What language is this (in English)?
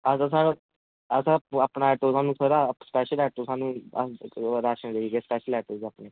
Dogri